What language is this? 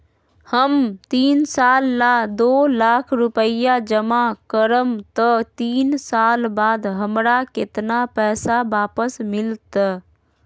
Magahi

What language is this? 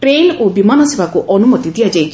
Odia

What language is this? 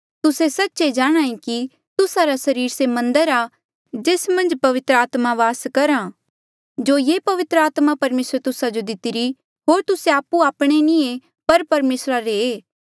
Mandeali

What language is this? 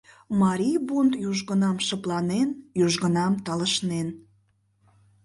Mari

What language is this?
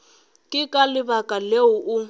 Northern Sotho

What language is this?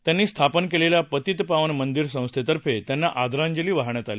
Marathi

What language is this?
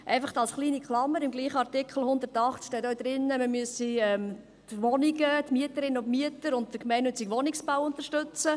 Swiss German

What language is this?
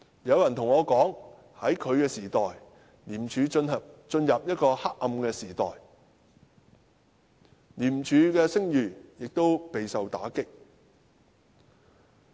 Cantonese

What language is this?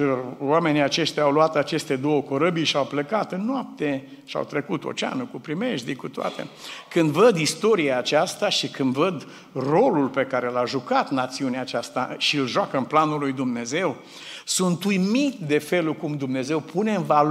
Romanian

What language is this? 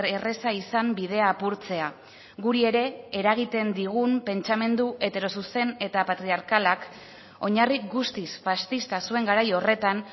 Basque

